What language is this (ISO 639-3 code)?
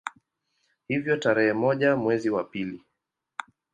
swa